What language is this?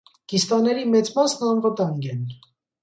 Armenian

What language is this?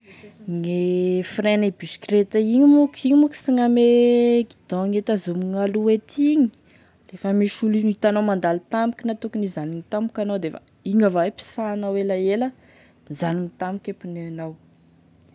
Tesaka Malagasy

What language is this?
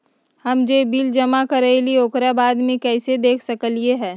Magahi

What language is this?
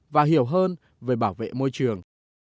Vietnamese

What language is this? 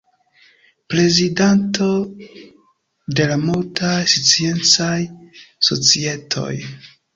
Esperanto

